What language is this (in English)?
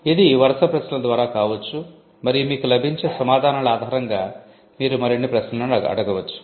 Telugu